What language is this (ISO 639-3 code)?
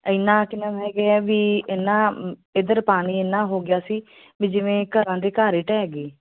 pan